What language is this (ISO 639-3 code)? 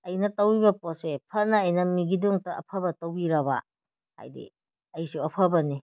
mni